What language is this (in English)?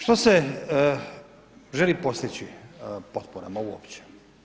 Croatian